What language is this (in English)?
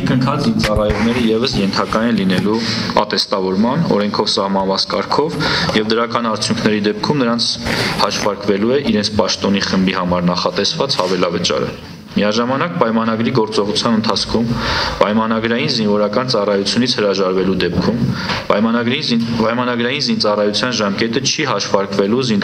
Romanian